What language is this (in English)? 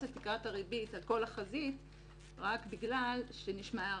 Hebrew